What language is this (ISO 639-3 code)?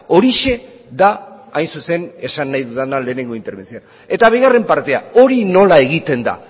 eus